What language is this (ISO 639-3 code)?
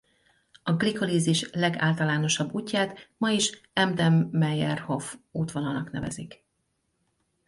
hun